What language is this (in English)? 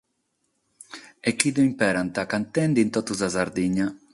Sardinian